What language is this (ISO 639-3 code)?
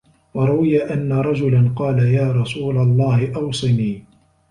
ara